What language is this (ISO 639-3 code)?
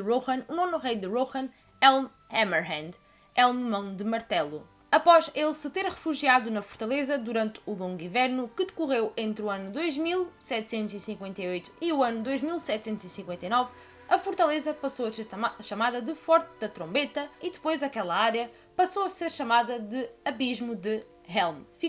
por